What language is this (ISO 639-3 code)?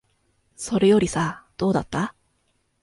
jpn